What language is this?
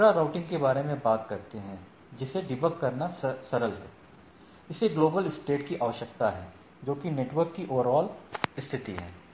Hindi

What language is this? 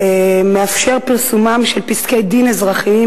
Hebrew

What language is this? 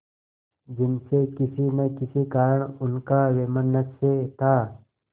Hindi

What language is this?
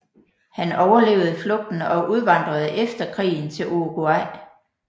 Danish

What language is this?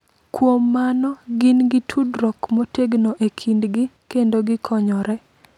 Luo (Kenya and Tanzania)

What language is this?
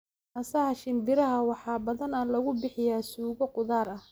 Somali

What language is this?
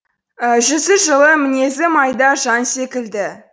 Kazakh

